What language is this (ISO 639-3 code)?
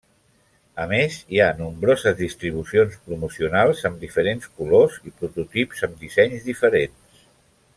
cat